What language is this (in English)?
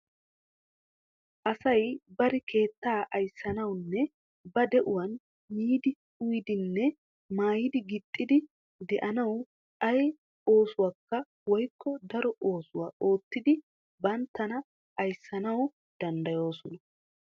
Wolaytta